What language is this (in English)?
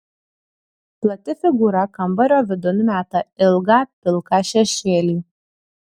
Lithuanian